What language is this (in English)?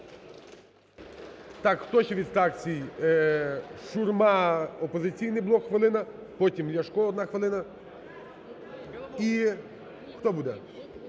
Ukrainian